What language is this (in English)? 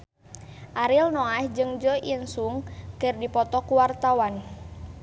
Sundanese